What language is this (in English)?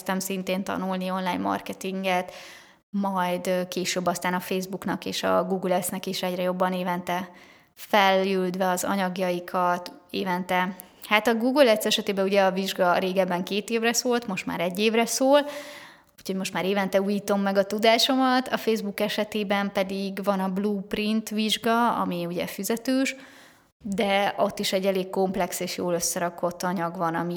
Hungarian